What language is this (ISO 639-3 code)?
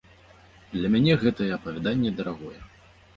bel